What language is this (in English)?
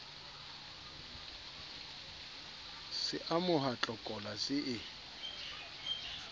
Southern Sotho